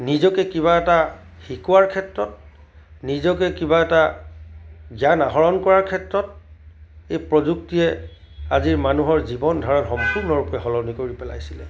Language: Assamese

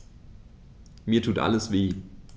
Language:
German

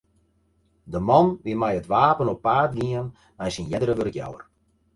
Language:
Western Frisian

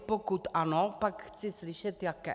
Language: Czech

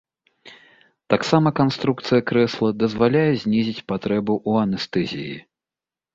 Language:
Belarusian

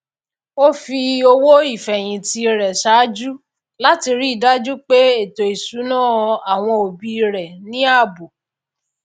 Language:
Yoruba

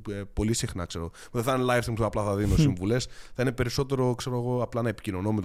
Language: Greek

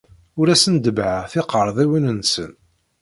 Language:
Kabyle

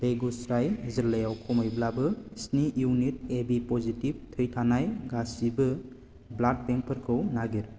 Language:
Bodo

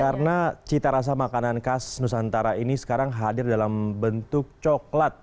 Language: Indonesian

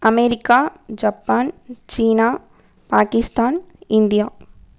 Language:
Tamil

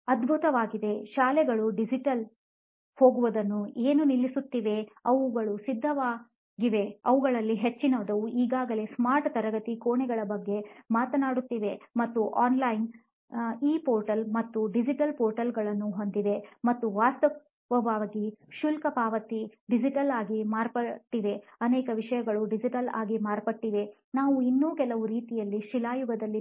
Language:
Kannada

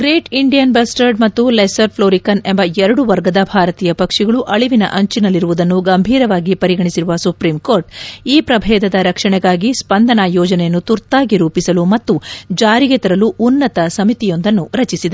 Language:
Kannada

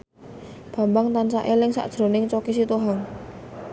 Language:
Javanese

